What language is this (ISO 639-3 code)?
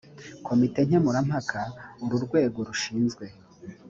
kin